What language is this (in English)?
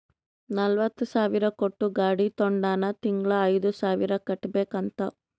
Kannada